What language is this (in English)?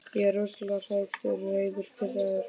Icelandic